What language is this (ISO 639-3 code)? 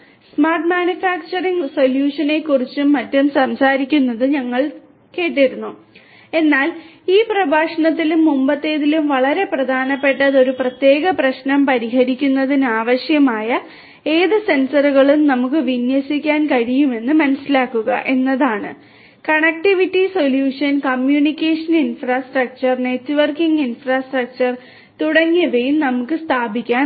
mal